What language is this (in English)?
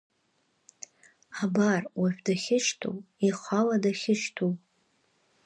Abkhazian